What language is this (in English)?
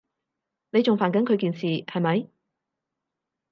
Cantonese